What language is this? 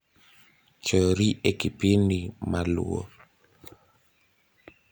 Luo (Kenya and Tanzania)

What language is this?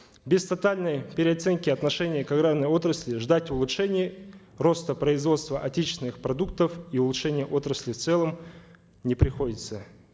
Kazakh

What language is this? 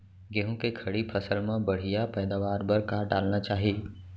Chhattisgarhi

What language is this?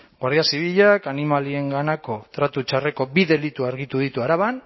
Basque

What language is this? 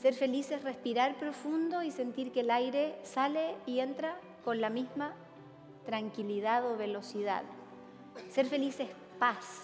Spanish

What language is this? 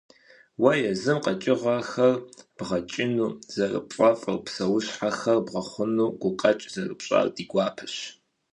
Kabardian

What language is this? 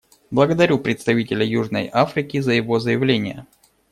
Russian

